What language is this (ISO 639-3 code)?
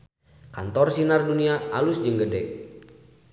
sun